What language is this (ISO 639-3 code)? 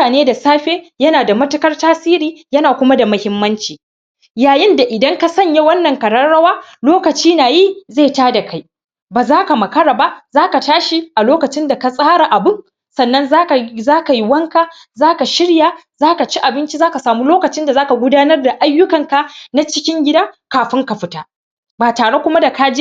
hau